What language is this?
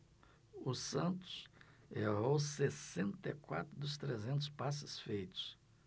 Portuguese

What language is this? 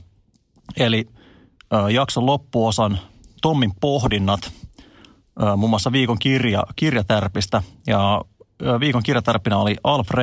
Finnish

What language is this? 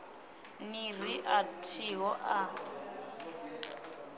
Venda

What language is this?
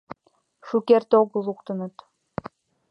Mari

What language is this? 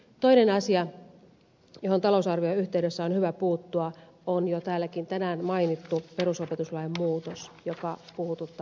Finnish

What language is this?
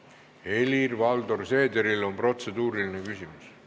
Estonian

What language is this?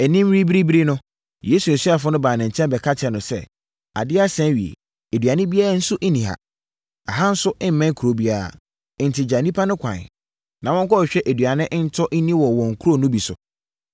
Akan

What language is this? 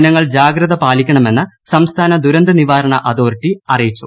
Malayalam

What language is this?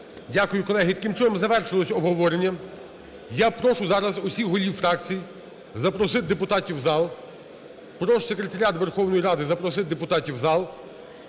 Ukrainian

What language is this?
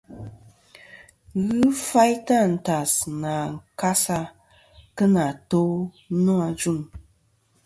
Kom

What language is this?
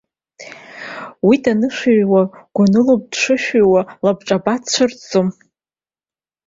Abkhazian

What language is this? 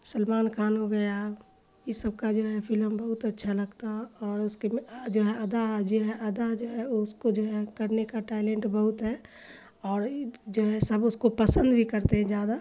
Urdu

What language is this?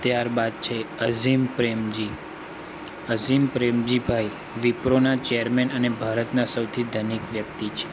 Gujarati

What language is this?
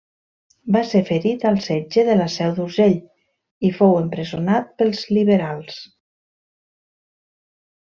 Catalan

